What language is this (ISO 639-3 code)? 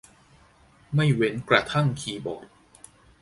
tha